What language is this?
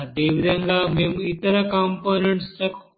Telugu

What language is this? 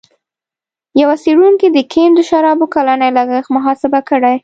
Pashto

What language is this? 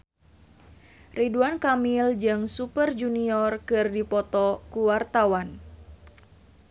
Sundanese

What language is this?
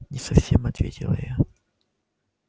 Russian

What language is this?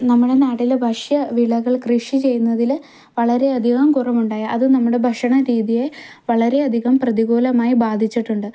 Malayalam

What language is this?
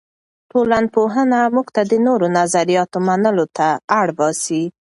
Pashto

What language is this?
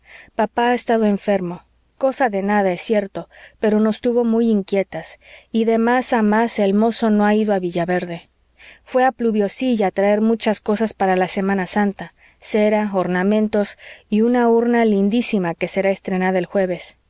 Spanish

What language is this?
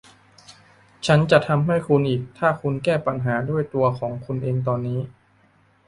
Thai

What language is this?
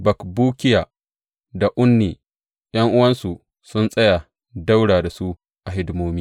Hausa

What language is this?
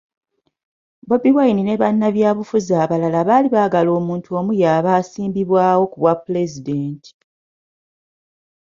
Ganda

